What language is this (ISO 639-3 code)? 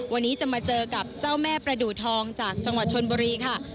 tha